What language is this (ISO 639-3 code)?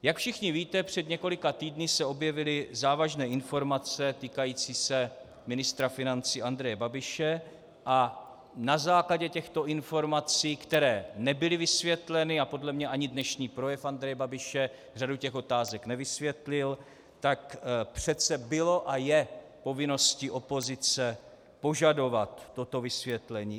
ces